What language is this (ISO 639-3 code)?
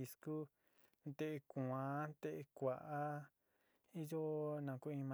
xti